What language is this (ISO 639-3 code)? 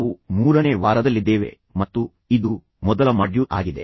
kan